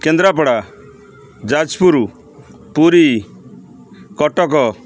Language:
Odia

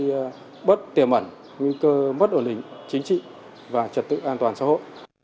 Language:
Vietnamese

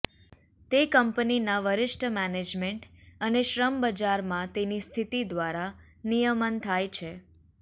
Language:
Gujarati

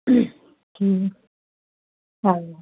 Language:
Sindhi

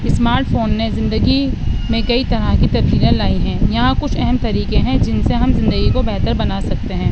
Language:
Urdu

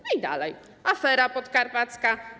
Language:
Polish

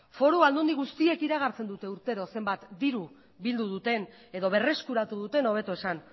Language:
Basque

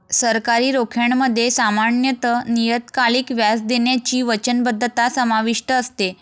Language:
Marathi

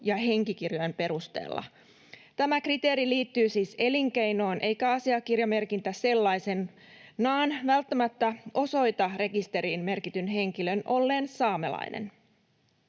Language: Finnish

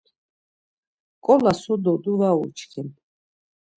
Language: Laz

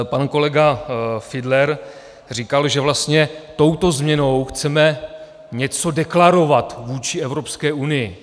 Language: Czech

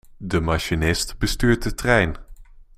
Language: Dutch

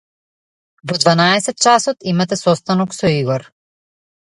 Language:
Macedonian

